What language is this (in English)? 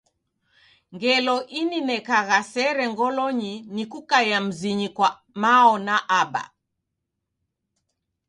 Taita